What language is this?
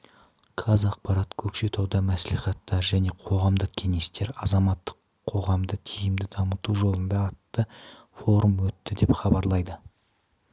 Kazakh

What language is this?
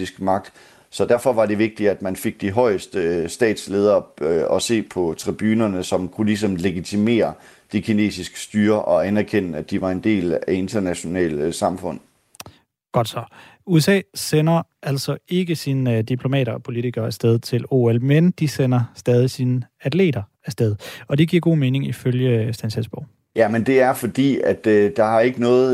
Danish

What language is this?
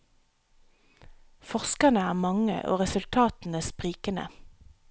Norwegian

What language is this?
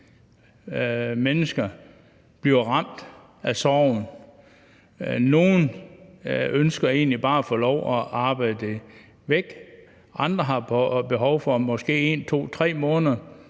Danish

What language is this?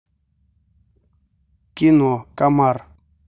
Russian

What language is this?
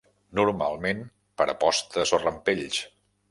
Catalan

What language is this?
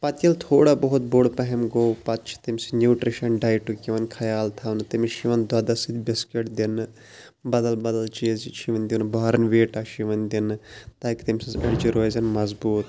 Kashmiri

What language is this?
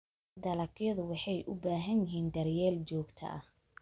Somali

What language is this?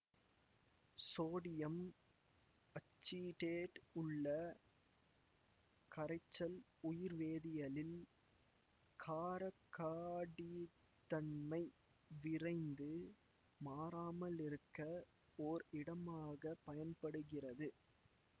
Tamil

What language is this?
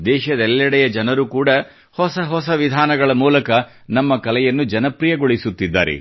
Kannada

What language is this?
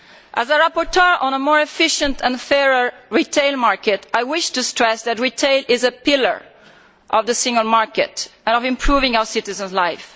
English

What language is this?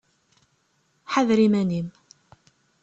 Kabyle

